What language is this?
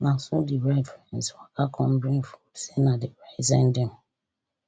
Nigerian Pidgin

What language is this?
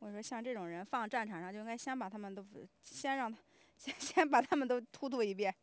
Chinese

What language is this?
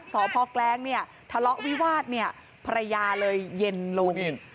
Thai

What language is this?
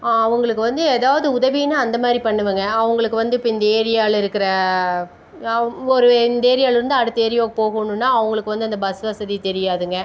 Tamil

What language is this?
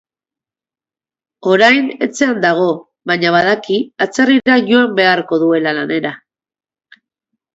Basque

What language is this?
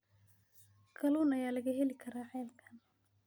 Somali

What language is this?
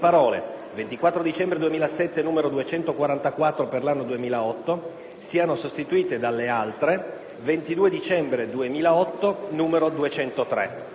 Italian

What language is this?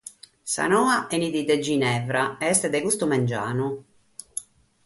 Sardinian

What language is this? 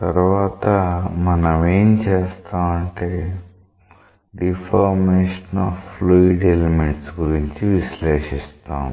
Telugu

